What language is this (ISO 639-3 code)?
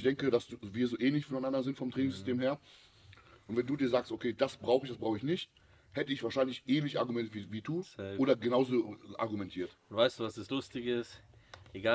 deu